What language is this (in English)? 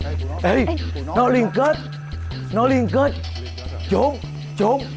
Vietnamese